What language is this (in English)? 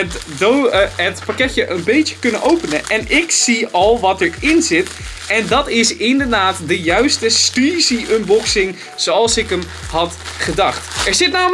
Dutch